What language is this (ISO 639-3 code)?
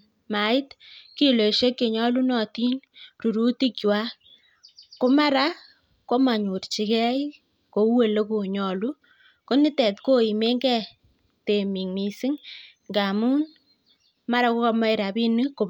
kln